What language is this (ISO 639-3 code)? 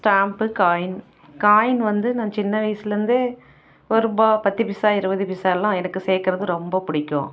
tam